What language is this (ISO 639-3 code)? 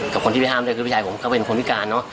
tha